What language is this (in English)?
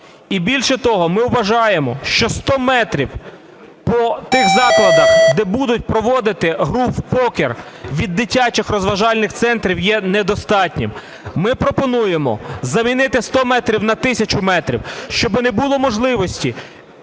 Ukrainian